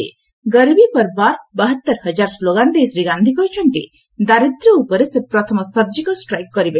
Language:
Odia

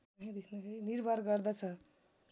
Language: Nepali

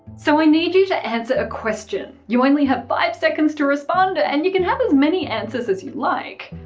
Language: English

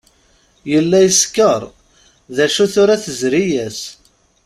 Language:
Kabyle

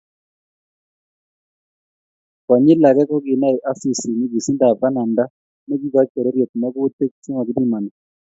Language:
Kalenjin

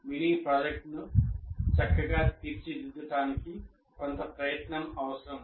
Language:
Telugu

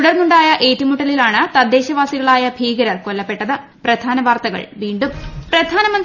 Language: Malayalam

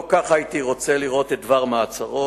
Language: Hebrew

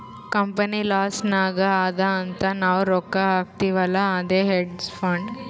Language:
Kannada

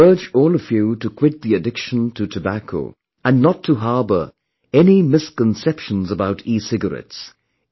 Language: English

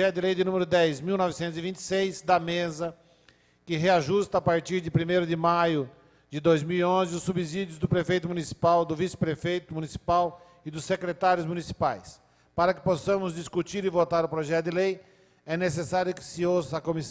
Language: Portuguese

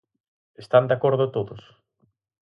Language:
Galician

